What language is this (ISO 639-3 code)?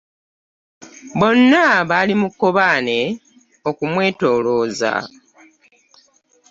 lug